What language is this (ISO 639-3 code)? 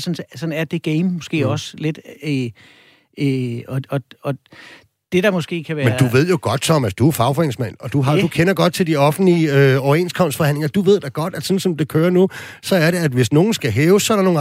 dan